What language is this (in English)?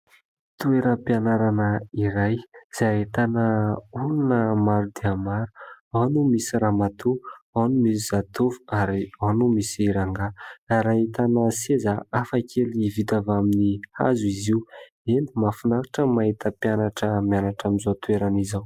Malagasy